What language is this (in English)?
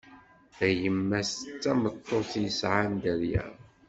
Kabyle